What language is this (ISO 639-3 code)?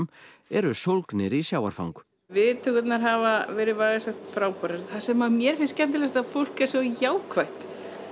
isl